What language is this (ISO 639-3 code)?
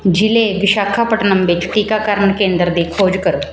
pan